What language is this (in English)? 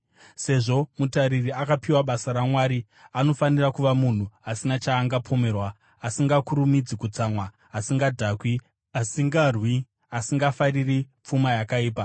Shona